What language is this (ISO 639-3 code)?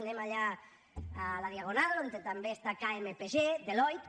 cat